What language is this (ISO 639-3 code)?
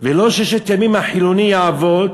heb